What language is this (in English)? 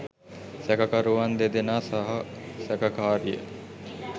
Sinhala